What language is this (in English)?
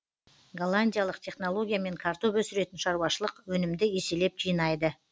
Kazakh